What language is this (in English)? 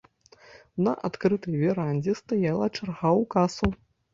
Belarusian